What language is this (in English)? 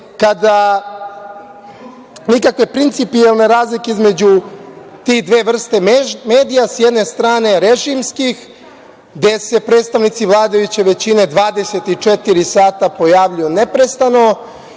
Serbian